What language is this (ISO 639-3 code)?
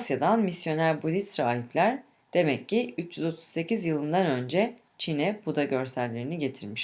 tur